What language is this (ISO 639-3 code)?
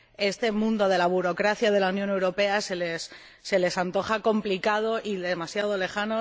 spa